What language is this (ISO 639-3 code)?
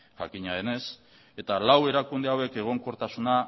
eus